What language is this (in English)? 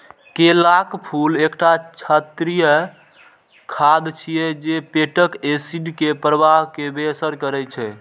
Maithili